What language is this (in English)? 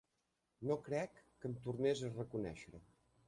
Catalan